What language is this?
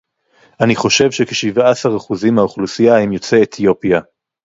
Hebrew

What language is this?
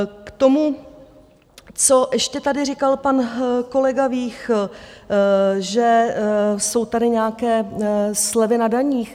Czech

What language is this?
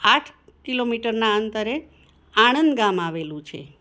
Gujarati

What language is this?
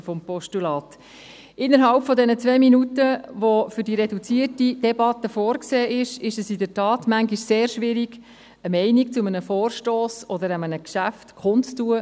Swiss German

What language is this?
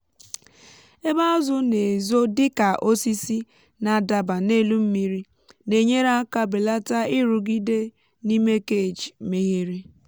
Igbo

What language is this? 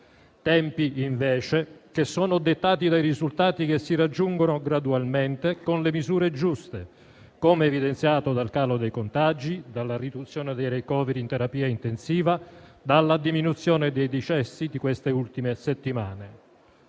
Italian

